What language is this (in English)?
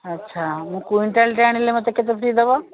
Odia